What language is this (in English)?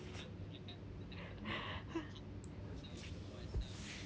English